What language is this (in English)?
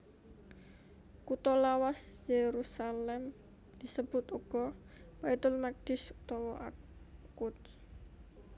Javanese